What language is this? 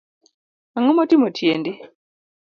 Luo (Kenya and Tanzania)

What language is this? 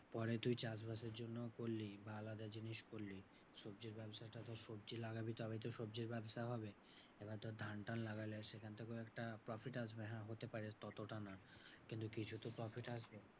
Bangla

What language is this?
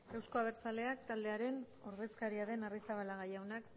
Basque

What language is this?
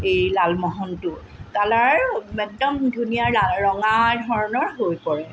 Assamese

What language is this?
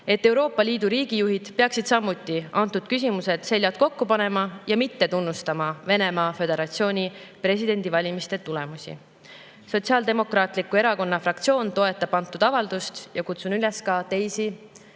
Estonian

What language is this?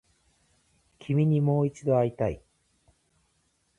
Japanese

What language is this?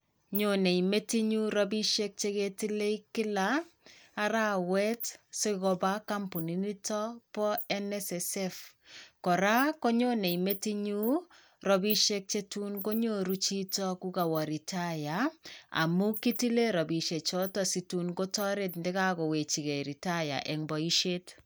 Kalenjin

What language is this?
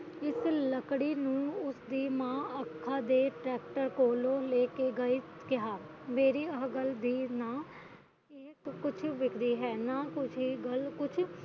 Punjabi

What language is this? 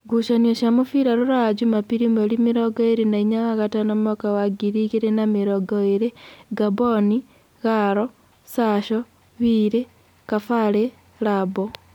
Kikuyu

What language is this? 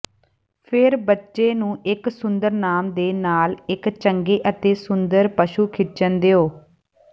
Punjabi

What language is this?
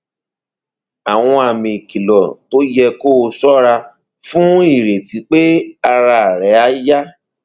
Yoruba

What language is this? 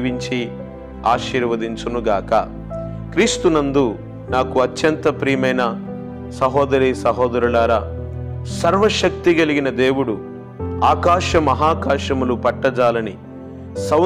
Italian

